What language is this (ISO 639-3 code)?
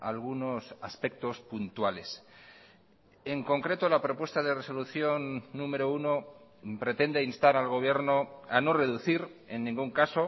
spa